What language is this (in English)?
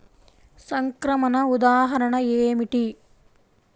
Telugu